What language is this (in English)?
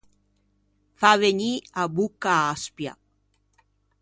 Ligurian